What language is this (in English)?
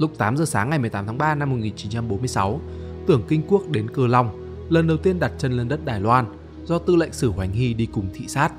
Vietnamese